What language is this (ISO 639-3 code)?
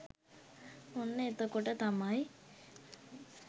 sin